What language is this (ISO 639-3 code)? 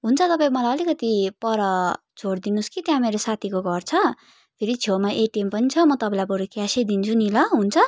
nep